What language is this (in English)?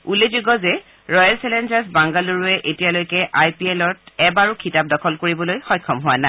Assamese